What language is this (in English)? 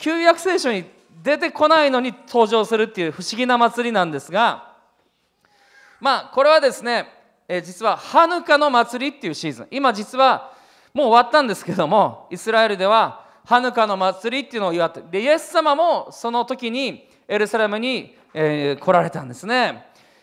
Japanese